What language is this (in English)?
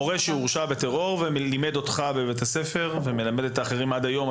Hebrew